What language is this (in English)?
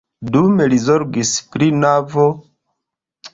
Esperanto